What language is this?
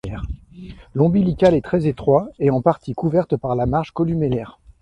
French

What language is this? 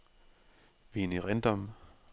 Danish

